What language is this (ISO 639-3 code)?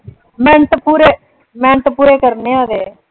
pan